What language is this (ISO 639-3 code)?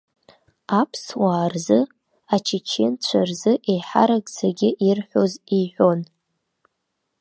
abk